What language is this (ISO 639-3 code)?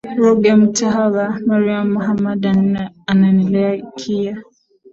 swa